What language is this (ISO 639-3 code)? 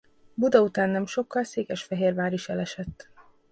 hun